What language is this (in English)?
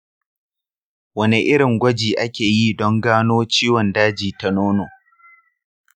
Hausa